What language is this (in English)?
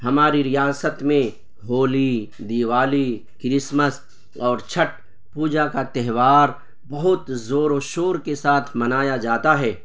Urdu